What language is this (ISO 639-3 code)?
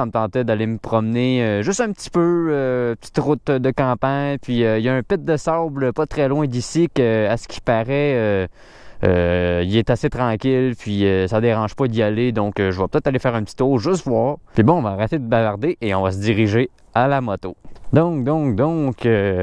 fra